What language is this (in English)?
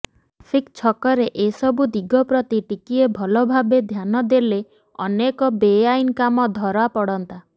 Odia